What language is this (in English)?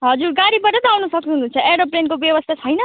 Nepali